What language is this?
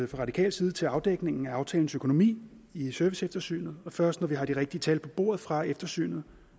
Danish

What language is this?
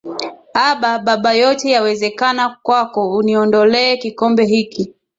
Swahili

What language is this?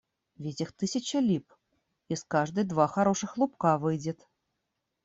Russian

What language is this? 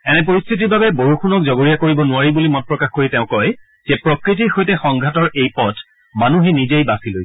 Assamese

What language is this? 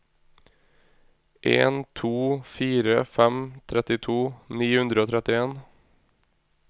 Norwegian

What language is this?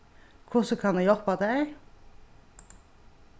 Faroese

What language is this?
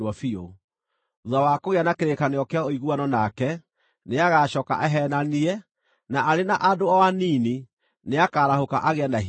Kikuyu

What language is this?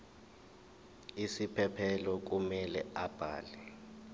Zulu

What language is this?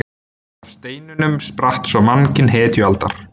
Icelandic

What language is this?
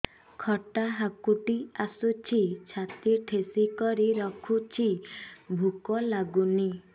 Odia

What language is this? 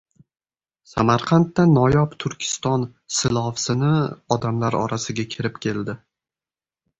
Uzbek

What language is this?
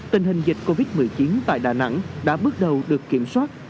Vietnamese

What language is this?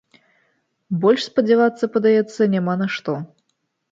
Belarusian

